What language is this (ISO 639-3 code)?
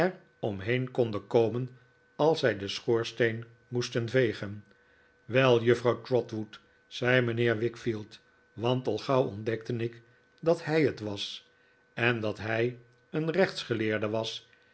nld